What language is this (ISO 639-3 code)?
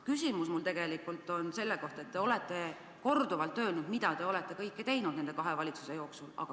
est